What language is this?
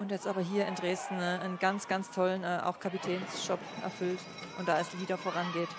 German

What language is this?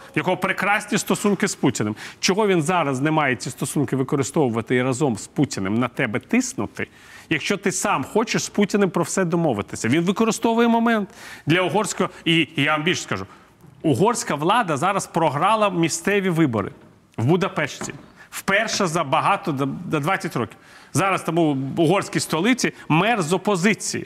Ukrainian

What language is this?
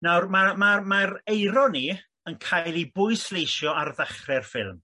Welsh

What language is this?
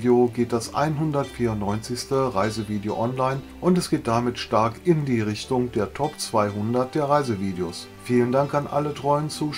German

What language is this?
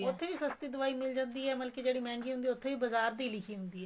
Punjabi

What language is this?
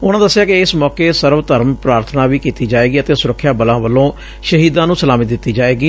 Punjabi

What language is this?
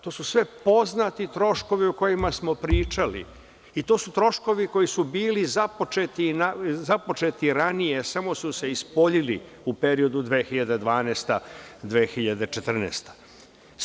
Serbian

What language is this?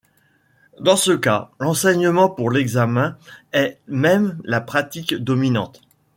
French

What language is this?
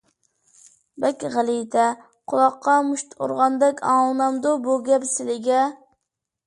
Uyghur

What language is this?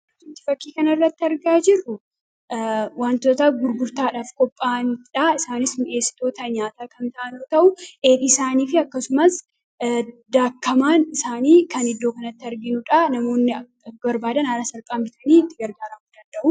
Oromo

